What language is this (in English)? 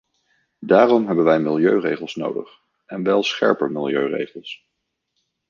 Dutch